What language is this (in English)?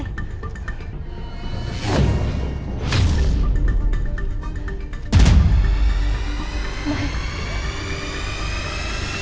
Thai